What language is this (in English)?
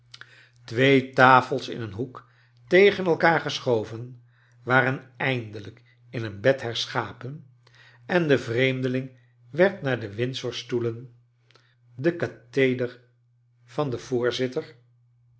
Dutch